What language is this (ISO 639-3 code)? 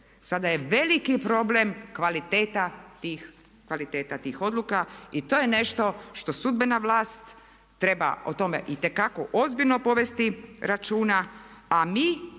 hrv